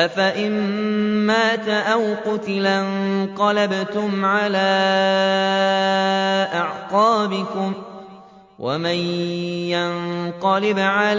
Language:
Arabic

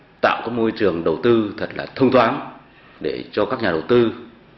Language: Vietnamese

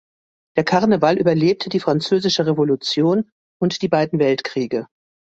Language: German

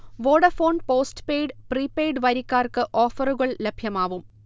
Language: Malayalam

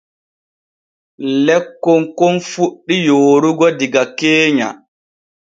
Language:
Borgu Fulfulde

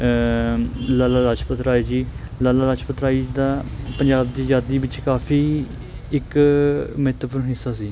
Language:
Punjabi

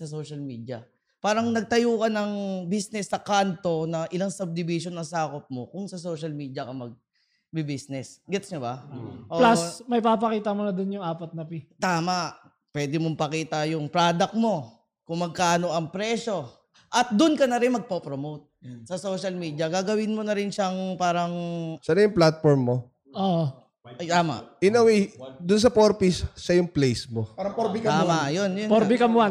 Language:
Filipino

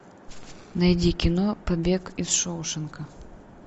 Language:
Russian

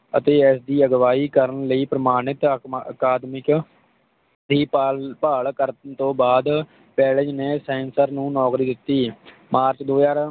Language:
Punjabi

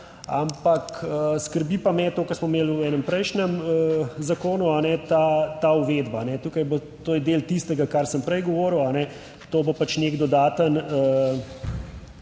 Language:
Slovenian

